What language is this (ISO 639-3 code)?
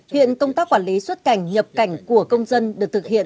vie